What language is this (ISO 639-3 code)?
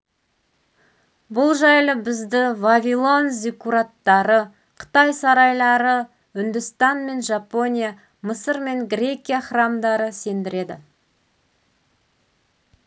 kaz